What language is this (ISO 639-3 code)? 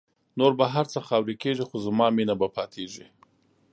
pus